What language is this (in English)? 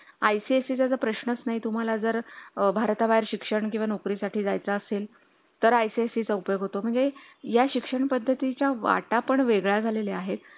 Marathi